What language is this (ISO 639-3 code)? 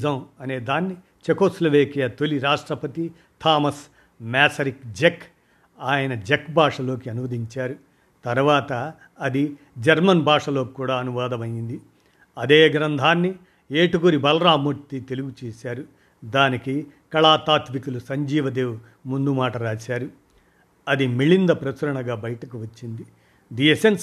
tel